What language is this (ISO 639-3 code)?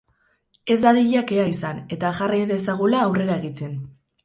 eus